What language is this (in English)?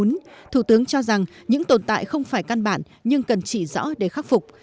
Vietnamese